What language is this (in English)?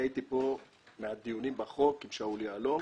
Hebrew